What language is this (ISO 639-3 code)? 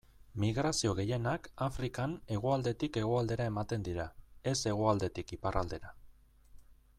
eus